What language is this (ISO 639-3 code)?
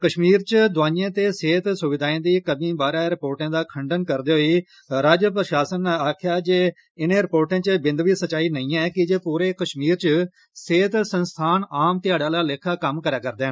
doi